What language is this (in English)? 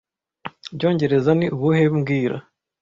Kinyarwanda